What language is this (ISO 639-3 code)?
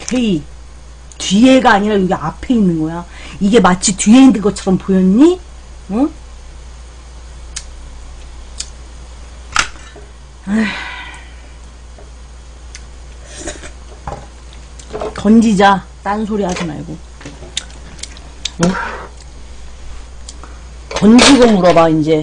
kor